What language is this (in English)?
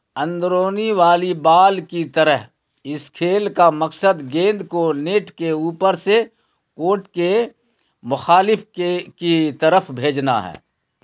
Urdu